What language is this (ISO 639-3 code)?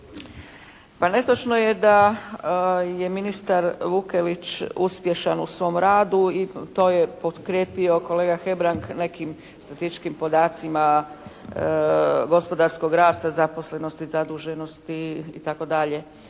hrv